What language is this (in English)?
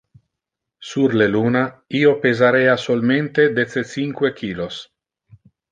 Interlingua